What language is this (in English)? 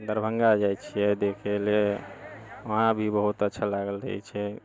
Maithili